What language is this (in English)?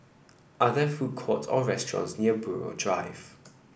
English